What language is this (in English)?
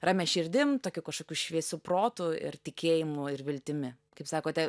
Lithuanian